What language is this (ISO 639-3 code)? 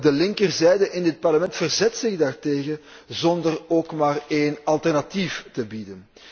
nld